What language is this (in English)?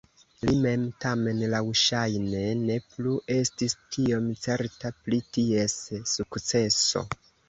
Esperanto